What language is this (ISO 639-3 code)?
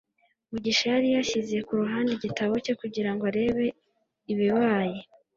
kin